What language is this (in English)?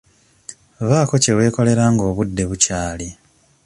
Ganda